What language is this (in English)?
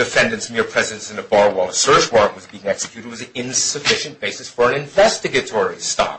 English